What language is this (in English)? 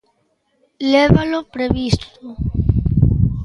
Galician